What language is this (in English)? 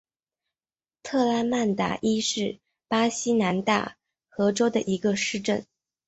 Chinese